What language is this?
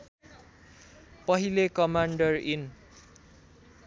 Nepali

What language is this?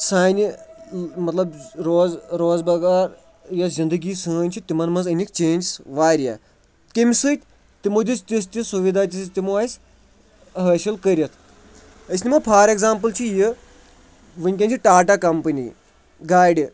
Kashmiri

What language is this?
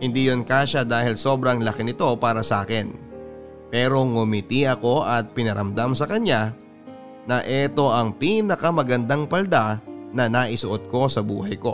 Filipino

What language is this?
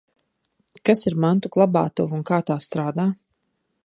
Latvian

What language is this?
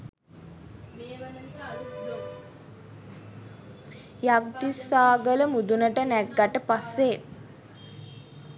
Sinhala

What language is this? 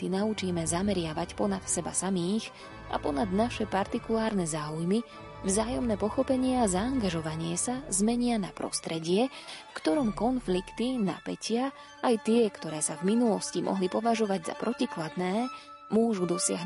Slovak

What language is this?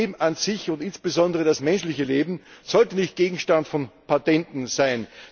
German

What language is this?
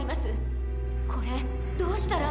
Japanese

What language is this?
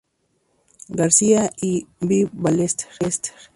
Spanish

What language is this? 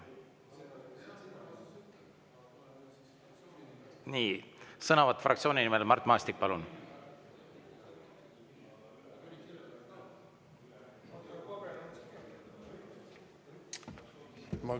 Estonian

